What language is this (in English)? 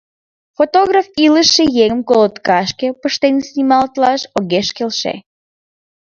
Mari